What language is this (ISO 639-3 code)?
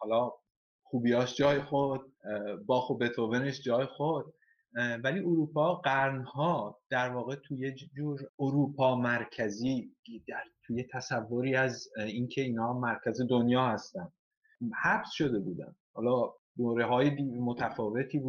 fas